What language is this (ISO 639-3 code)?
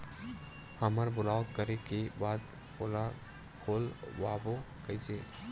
hne